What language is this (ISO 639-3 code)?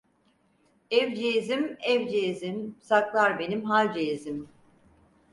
tur